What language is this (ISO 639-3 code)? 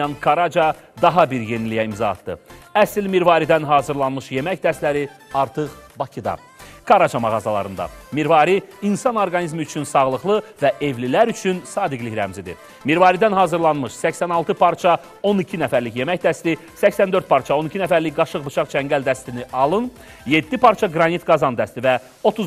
tur